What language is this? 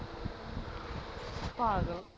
Punjabi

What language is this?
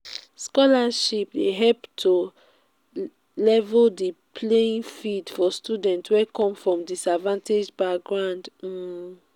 Nigerian Pidgin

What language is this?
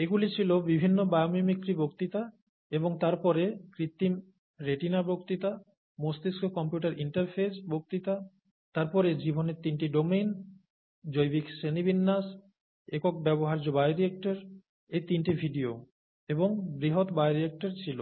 Bangla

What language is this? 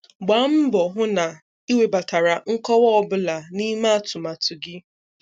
Igbo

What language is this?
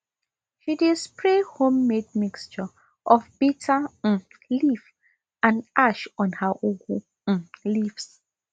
Nigerian Pidgin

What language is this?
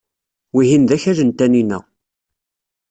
Kabyle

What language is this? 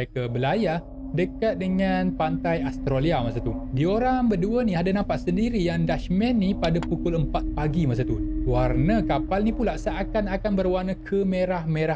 Malay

